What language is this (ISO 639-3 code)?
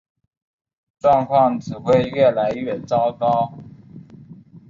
zho